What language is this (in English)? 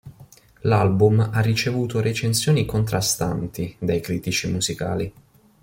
Italian